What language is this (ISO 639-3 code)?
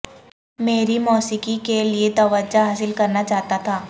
urd